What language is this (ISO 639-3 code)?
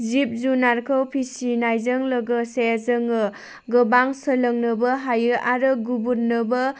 brx